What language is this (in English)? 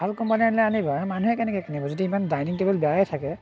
Assamese